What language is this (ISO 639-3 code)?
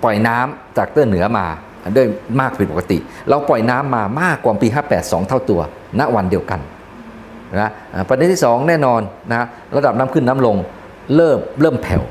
tha